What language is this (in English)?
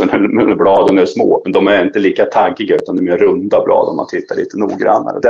Swedish